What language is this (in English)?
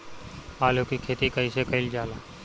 Bhojpuri